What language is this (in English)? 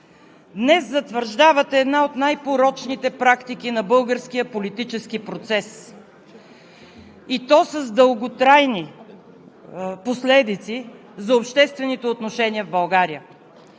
Bulgarian